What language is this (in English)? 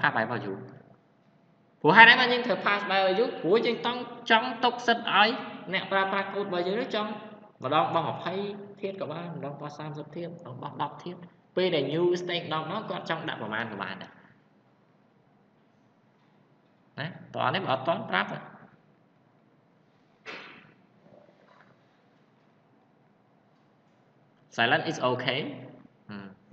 Vietnamese